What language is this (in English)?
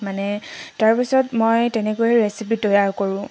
Assamese